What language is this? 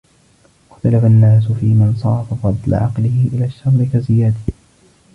Arabic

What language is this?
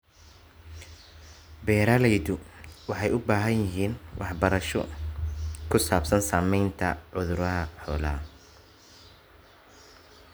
Somali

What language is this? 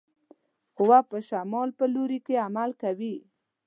Pashto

